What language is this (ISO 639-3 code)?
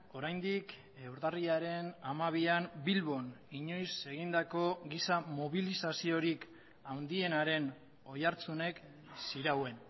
eus